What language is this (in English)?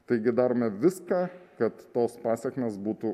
Lithuanian